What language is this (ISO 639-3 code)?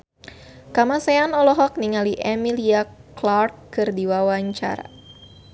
sun